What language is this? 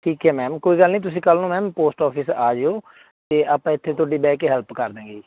Punjabi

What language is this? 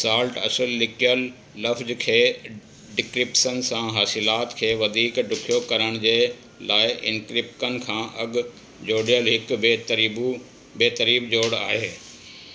Sindhi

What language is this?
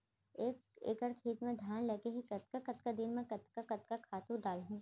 Chhattisgarhi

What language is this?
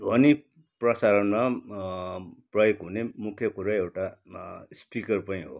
Nepali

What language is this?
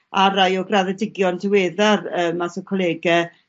Welsh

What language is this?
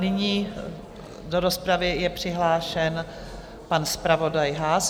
Czech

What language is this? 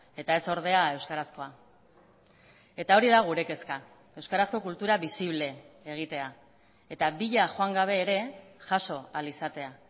Basque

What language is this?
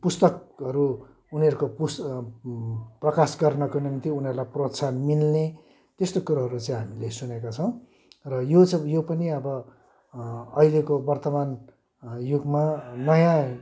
Nepali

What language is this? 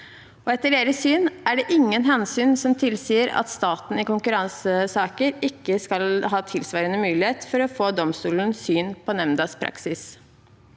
Norwegian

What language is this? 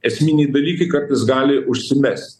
Lithuanian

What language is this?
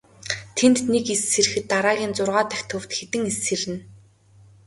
Mongolian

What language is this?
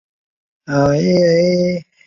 Chinese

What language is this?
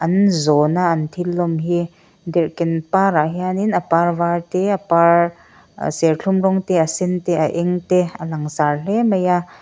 Mizo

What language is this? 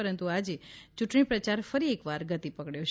Gujarati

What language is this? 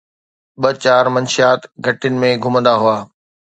Sindhi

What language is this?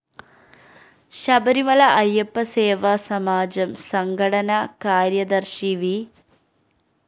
Malayalam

